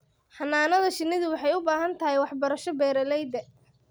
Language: Somali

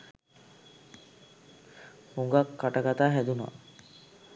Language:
Sinhala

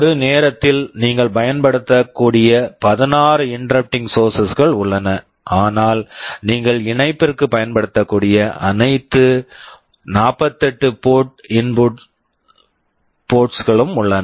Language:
Tamil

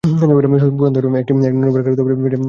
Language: Bangla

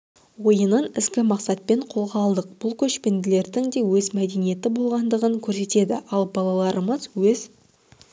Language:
Kazakh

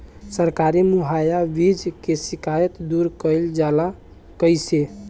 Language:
Bhojpuri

